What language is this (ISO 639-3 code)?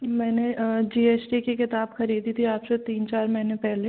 hin